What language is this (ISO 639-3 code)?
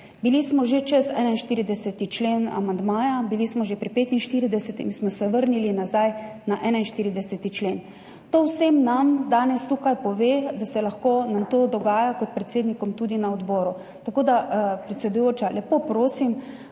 slv